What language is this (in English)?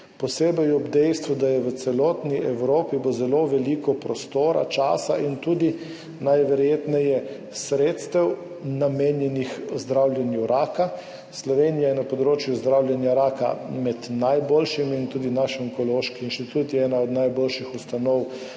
Slovenian